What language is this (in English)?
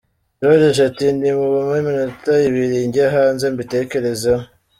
Kinyarwanda